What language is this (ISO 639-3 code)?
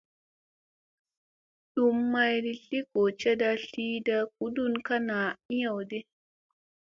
mse